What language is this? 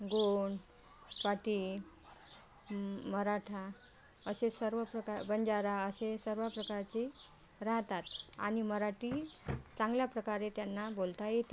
Marathi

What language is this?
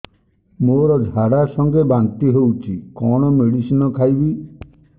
Odia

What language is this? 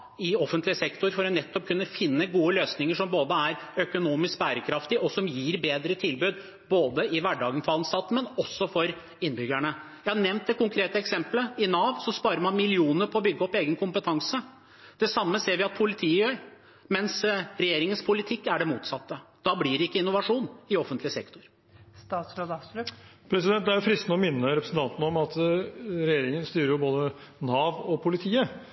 Norwegian Bokmål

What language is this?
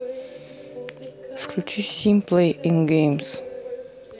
Russian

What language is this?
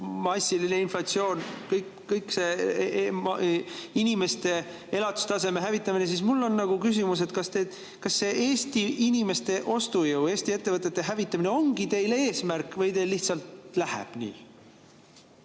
Estonian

